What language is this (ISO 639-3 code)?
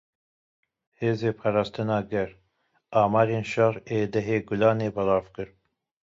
kur